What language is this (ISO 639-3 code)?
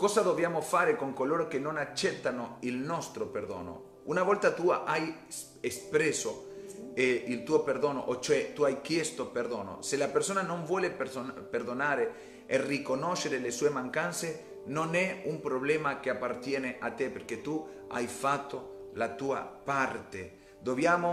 ita